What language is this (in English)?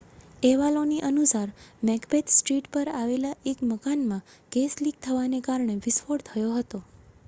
Gujarati